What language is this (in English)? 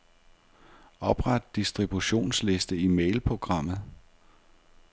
Danish